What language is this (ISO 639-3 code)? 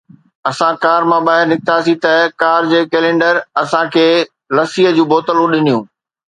snd